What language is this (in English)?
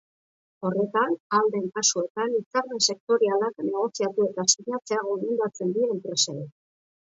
Basque